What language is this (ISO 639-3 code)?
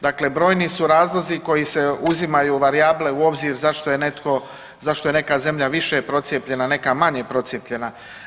hrv